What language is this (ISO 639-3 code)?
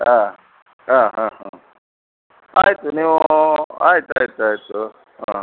kan